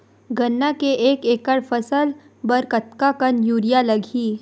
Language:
Chhattisgarhi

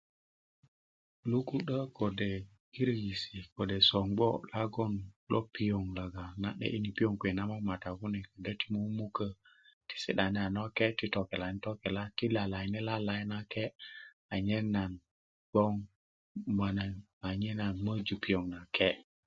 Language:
Kuku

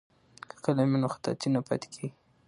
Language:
Pashto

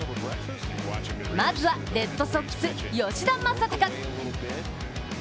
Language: Japanese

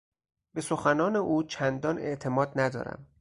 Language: Persian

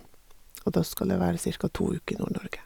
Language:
Norwegian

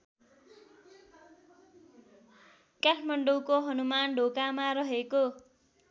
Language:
Nepali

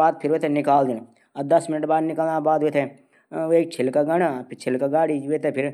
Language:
Garhwali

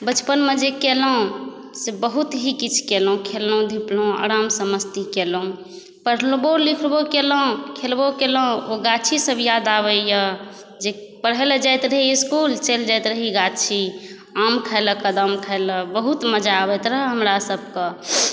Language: Maithili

